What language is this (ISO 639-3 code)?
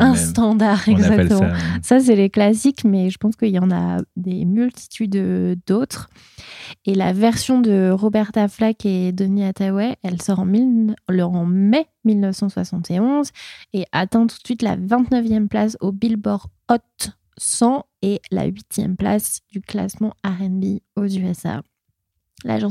fra